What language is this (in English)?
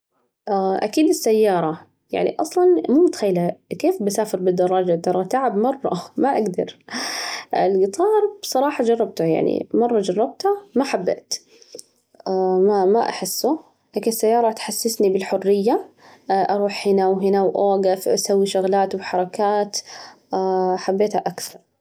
Najdi Arabic